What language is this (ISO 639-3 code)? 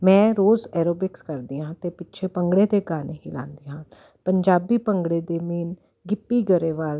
pan